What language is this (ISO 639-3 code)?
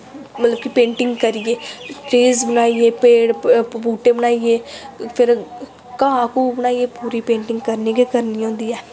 doi